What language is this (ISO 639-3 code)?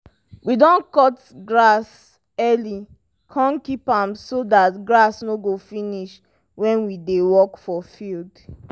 pcm